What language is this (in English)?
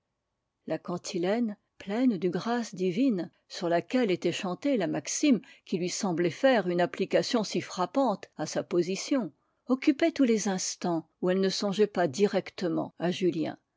French